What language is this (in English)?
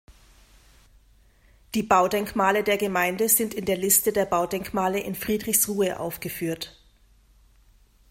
German